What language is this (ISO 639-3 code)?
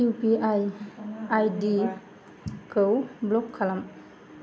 brx